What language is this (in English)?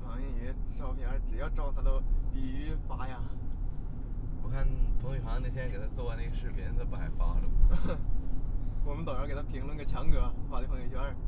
Chinese